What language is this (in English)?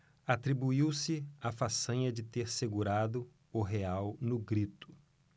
Portuguese